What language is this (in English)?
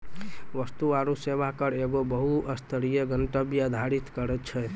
Maithili